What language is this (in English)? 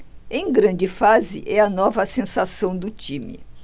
Portuguese